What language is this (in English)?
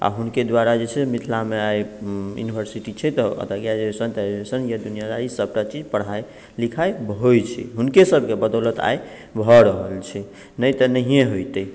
Maithili